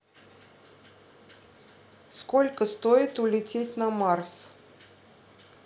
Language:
Russian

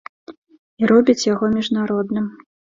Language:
Belarusian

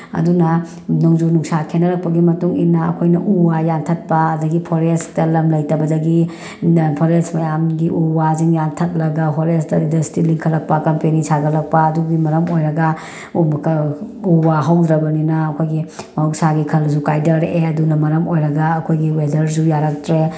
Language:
Manipuri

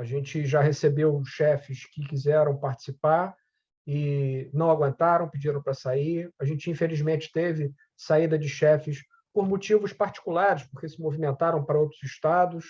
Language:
Portuguese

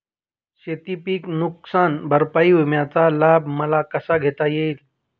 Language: Marathi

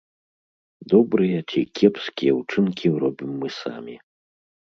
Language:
Belarusian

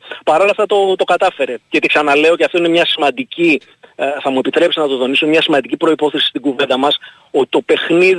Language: Greek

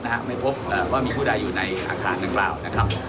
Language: Thai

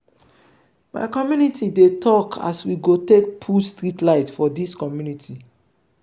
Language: Nigerian Pidgin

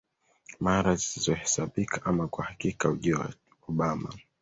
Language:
Swahili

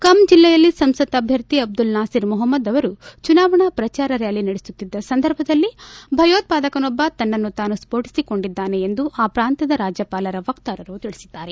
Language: Kannada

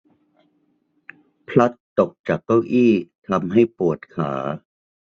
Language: Thai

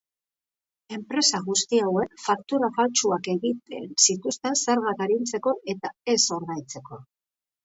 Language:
Basque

